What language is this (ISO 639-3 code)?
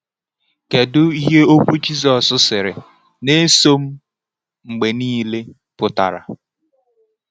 ibo